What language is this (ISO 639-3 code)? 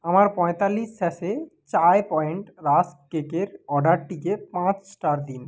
ben